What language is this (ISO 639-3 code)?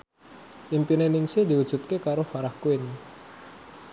jav